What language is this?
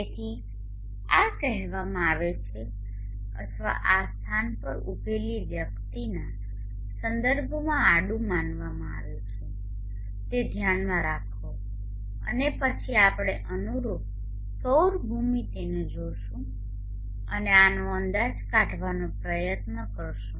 Gujarati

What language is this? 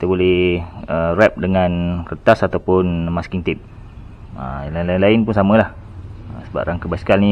Malay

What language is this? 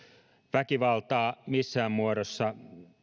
Finnish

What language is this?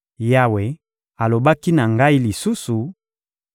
Lingala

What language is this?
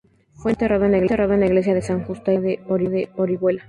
Spanish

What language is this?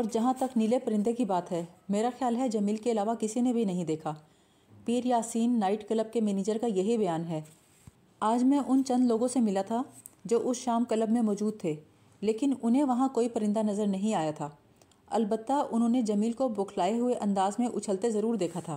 Urdu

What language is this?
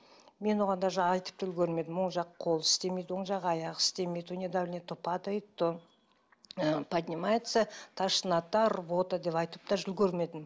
Kazakh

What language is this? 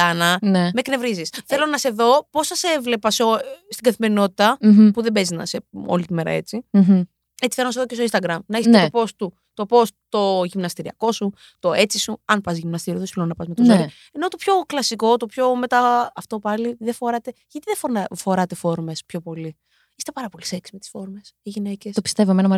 Greek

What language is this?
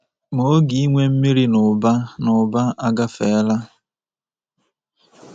Igbo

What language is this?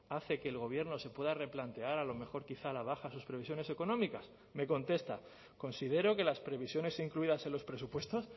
Spanish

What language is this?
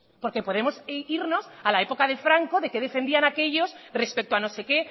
Spanish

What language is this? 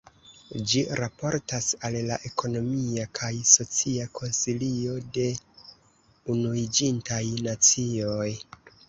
Esperanto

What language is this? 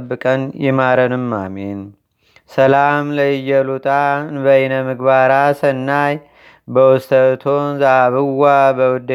Amharic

